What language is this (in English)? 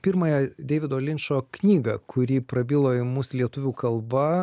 Lithuanian